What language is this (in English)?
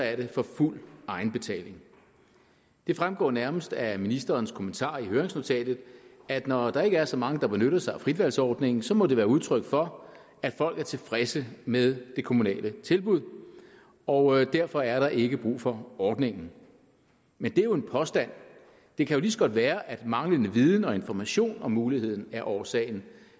Danish